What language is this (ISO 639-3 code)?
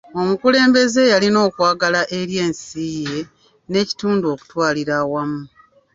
lug